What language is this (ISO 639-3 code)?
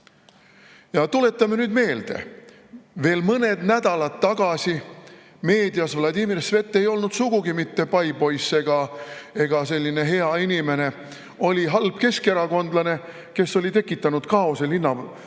est